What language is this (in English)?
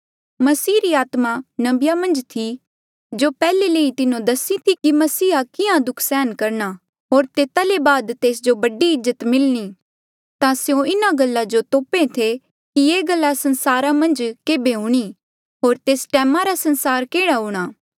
Mandeali